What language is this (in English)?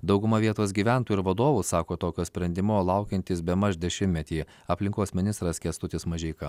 Lithuanian